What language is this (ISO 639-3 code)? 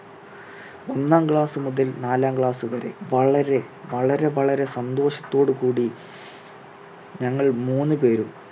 mal